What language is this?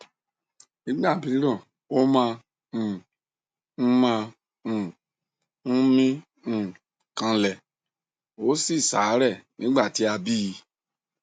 Yoruba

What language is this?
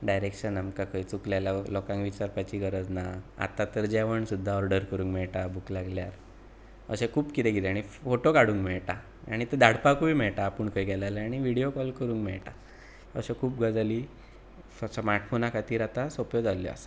Konkani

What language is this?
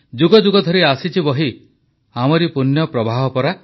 Odia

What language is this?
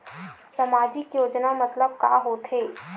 Chhattisgarhi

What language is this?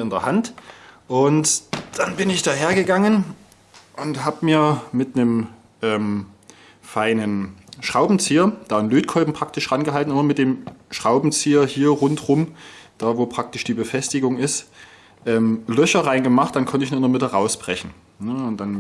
German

